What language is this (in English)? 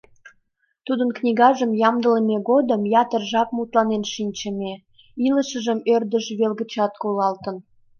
Mari